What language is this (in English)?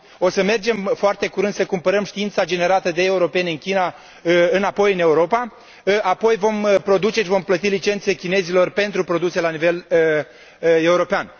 Romanian